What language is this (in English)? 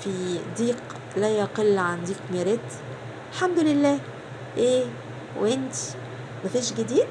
Arabic